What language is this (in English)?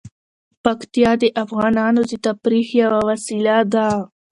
Pashto